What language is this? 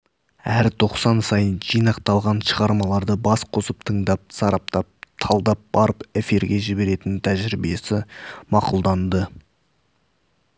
Kazakh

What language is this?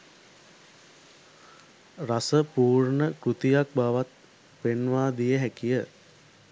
Sinhala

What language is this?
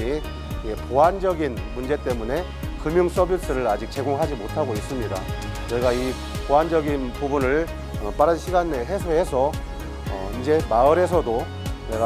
Korean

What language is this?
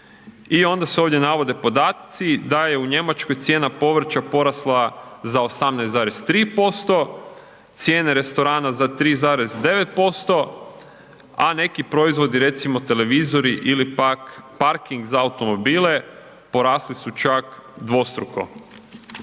Croatian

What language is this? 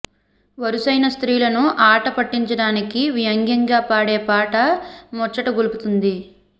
Telugu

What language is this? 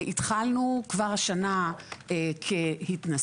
Hebrew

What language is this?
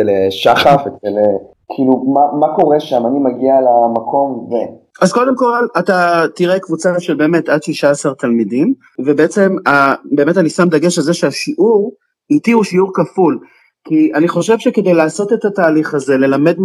Hebrew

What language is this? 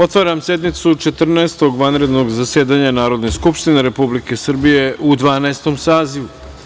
Serbian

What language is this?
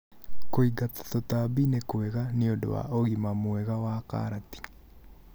Kikuyu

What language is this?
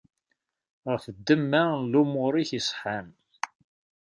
Kabyle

